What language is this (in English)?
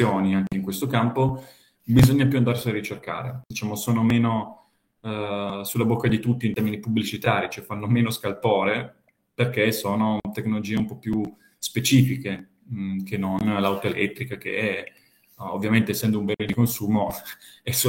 Italian